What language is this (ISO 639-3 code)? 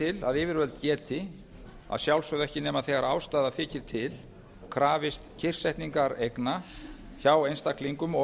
isl